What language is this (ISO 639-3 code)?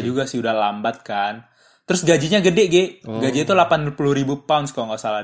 ind